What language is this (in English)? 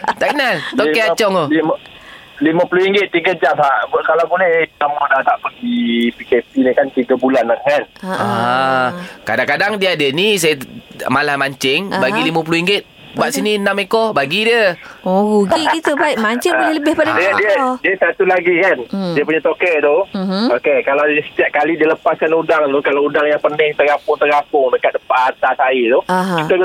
Malay